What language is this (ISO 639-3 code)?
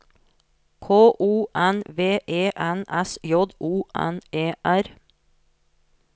nor